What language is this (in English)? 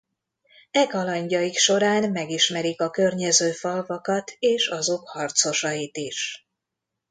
Hungarian